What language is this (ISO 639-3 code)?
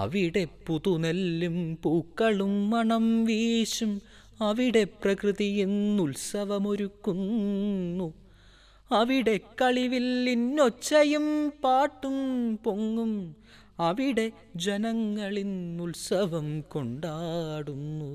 mal